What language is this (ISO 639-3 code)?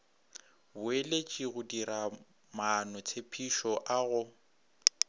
nso